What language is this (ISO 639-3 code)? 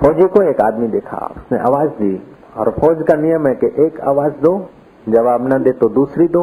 hin